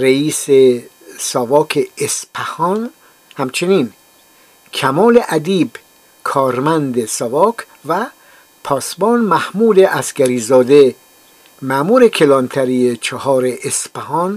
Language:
Persian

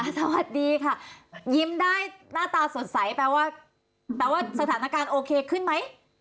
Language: Thai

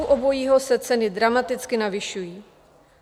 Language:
Czech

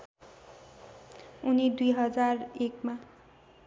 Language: Nepali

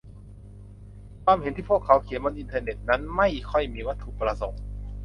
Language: Thai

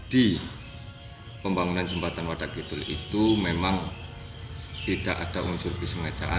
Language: Indonesian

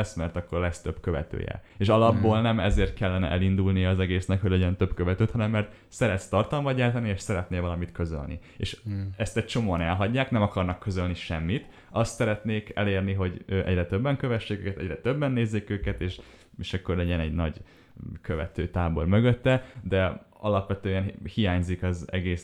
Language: Hungarian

